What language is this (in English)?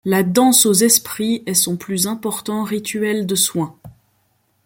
French